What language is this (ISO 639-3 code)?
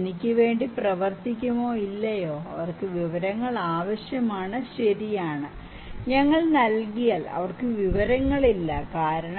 mal